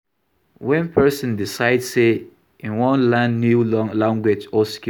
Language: Nigerian Pidgin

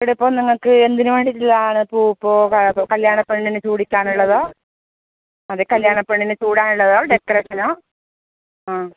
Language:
Malayalam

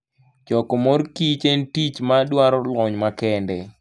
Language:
Luo (Kenya and Tanzania)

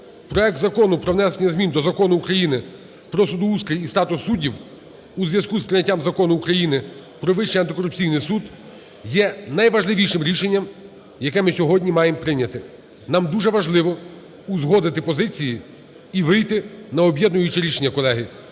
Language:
Ukrainian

